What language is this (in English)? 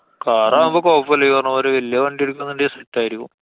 Malayalam